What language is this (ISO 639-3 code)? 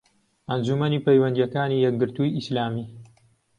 ckb